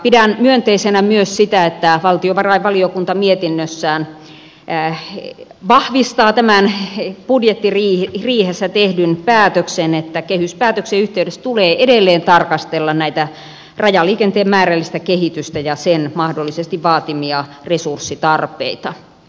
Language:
Finnish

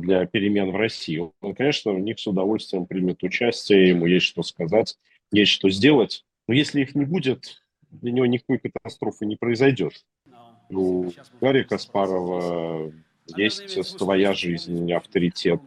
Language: Russian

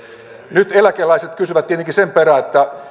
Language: Finnish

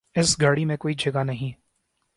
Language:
Urdu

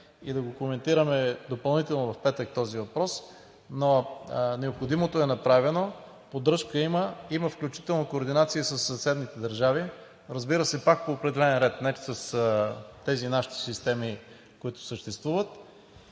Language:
Bulgarian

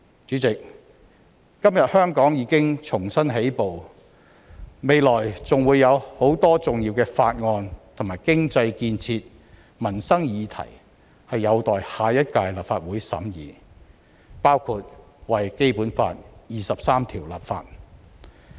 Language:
Cantonese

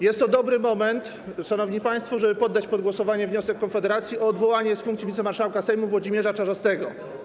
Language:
Polish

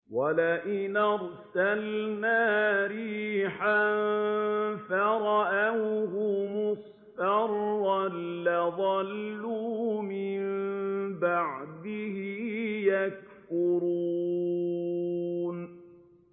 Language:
Arabic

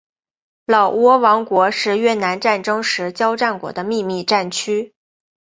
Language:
Chinese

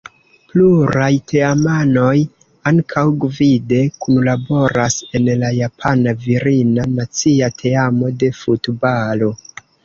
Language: Esperanto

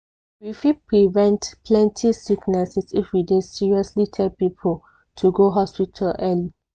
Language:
Nigerian Pidgin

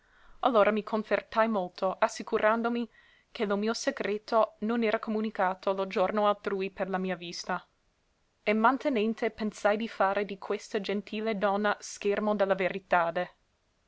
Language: Italian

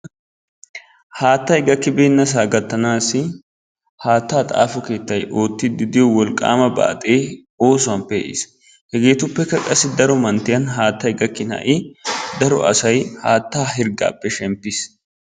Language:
Wolaytta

